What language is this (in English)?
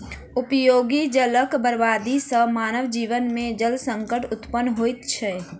Maithili